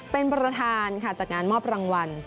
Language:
Thai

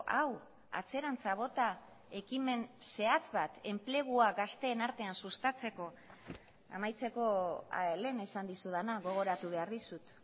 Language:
Basque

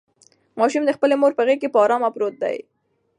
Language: Pashto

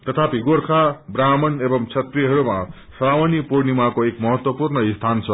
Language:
Nepali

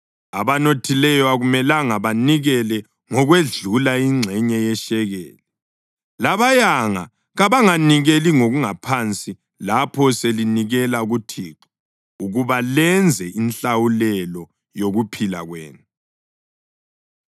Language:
North Ndebele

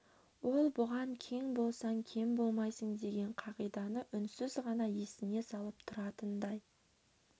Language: Kazakh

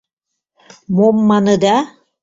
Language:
Mari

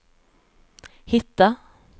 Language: Swedish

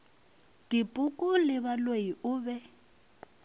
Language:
Northern Sotho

